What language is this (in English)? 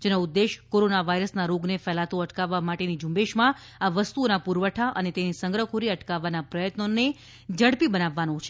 Gujarati